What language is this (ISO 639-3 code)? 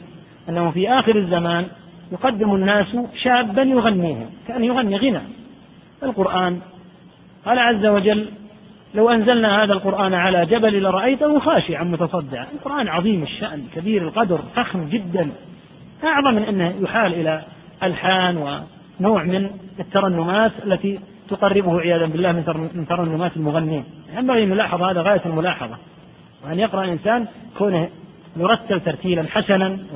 ara